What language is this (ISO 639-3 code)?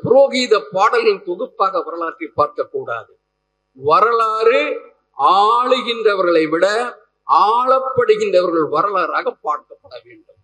tam